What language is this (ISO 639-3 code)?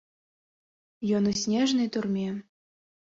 bel